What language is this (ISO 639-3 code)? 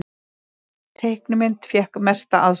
isl